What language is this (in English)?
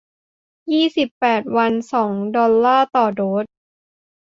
Thai